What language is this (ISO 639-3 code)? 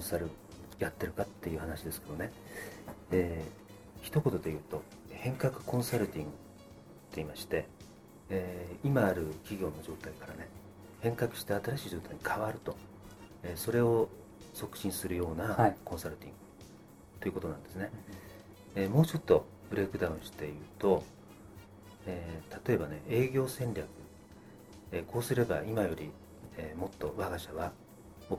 jpn